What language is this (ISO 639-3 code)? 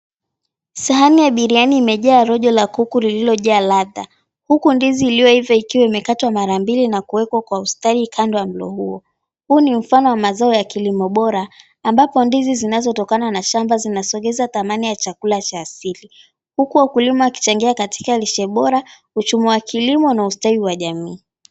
swa